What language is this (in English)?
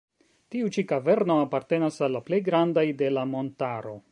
Esperanto